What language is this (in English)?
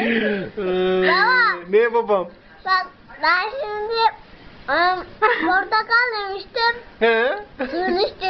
Turkish